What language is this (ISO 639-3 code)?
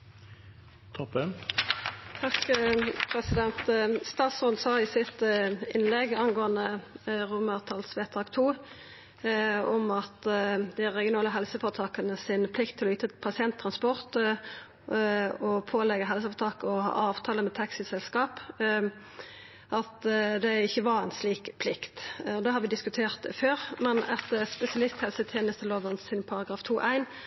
nor